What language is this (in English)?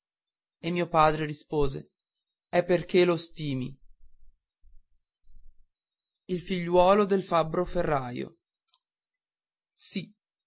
Italian